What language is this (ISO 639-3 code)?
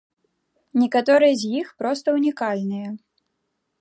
bel